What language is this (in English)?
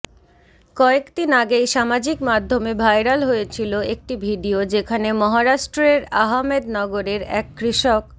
Bangla